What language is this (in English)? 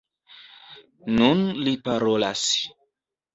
Esperanto